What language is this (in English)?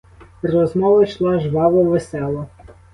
Ukrainian